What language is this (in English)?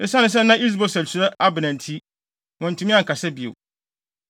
Akan